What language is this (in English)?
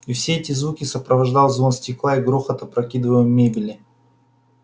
Russian